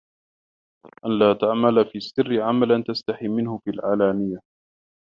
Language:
Arabic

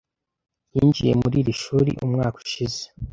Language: Kinyarwanda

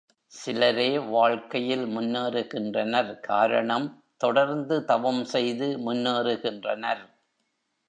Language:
Tamil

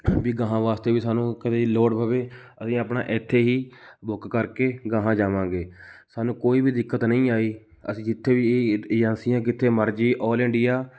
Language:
Punjabi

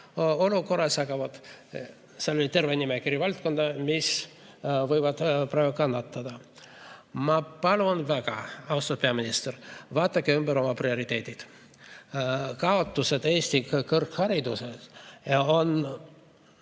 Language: Estonian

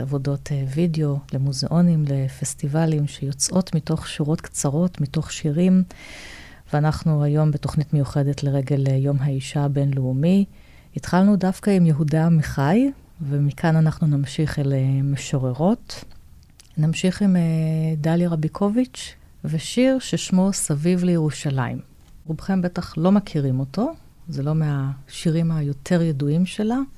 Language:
Hebrew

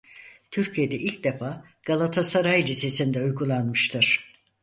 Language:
Turkish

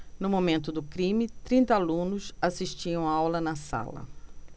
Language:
Portuguese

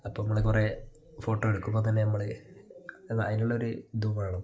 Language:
Malayalam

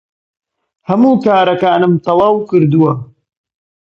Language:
Central Kurdish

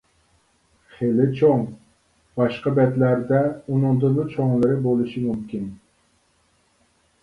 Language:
Uyghur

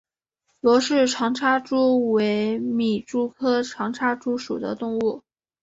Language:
Chinese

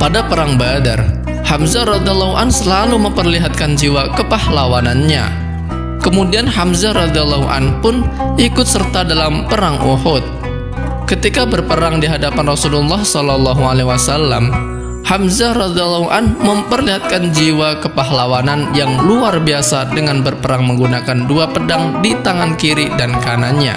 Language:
Indonesian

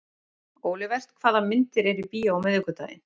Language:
Icelandic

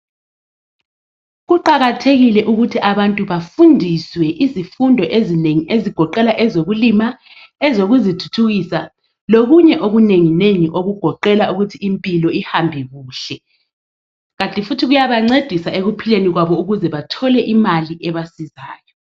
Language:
North Ndebele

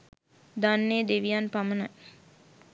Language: Sinhala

